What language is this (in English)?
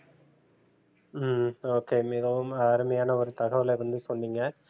Tamil